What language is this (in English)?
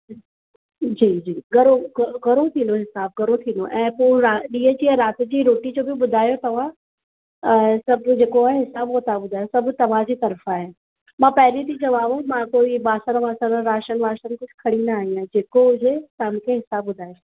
Sindhi